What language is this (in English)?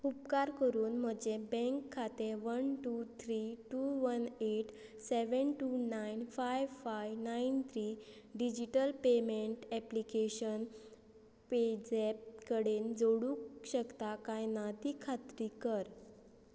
Konkani